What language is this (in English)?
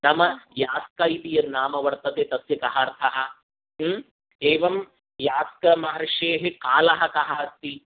Sanskrit